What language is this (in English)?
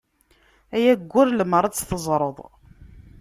Kabyle